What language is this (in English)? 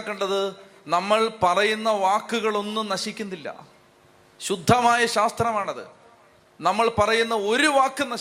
Malayalam